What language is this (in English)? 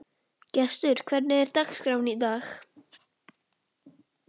Icelandic